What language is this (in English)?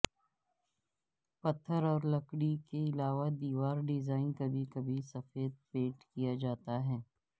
Urdu